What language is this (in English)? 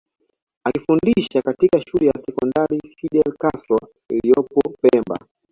Swahili